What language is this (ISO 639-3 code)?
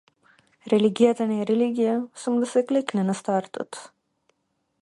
mkd